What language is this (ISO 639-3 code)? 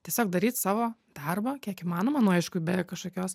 lit